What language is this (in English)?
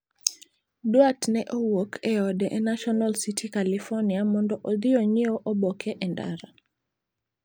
Luo (Kenya and Tanzania)